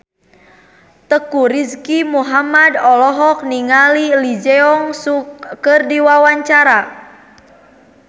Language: Sundanese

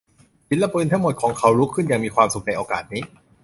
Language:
Thai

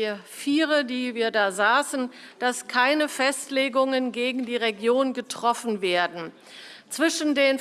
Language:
German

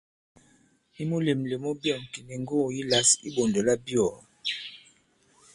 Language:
Bankon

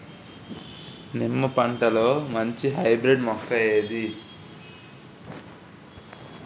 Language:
Telugu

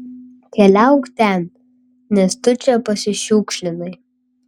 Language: Lithuanian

